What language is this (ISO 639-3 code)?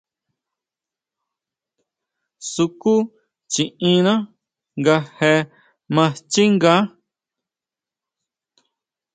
mau